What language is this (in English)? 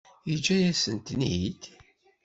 Kabyle